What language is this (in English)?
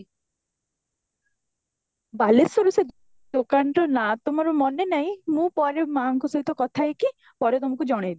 Odia